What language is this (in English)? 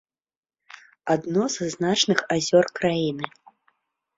Belarusian